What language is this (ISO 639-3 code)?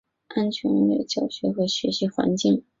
zho